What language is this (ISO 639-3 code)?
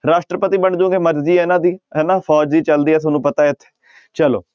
pan